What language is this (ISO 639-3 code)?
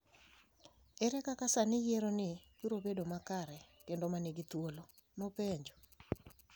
luo